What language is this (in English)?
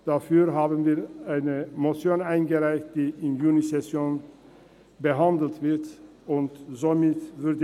Swiss German